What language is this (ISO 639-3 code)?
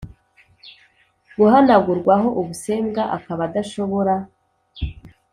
kin